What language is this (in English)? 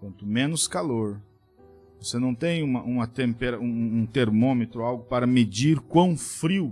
Portuguese